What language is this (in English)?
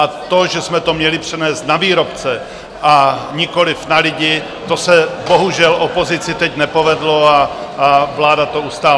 Czech